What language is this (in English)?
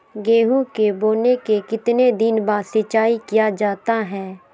Magahi